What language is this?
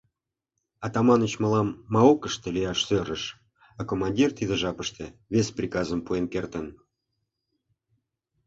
Mari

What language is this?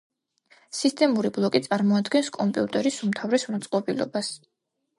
Georgian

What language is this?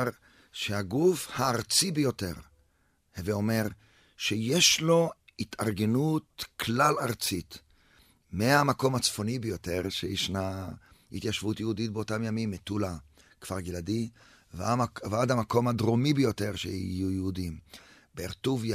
Hebrew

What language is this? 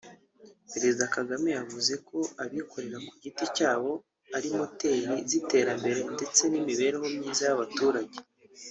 Kinyarwanda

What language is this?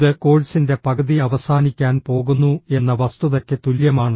Malayalam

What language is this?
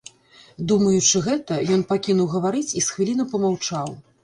Belarusian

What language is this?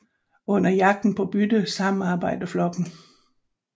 Danish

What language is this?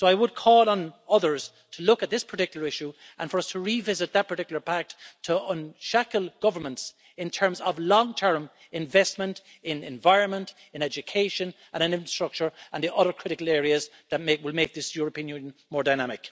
English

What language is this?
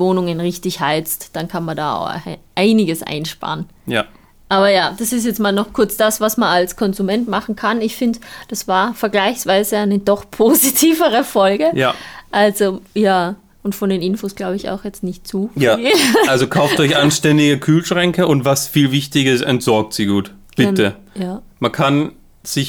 German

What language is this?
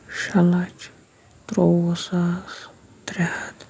Kashmiri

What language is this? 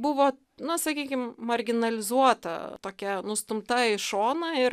Lithuanian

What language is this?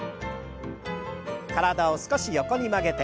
Japanese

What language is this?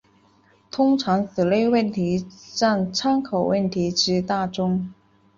Chinese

